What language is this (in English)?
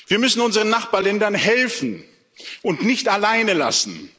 German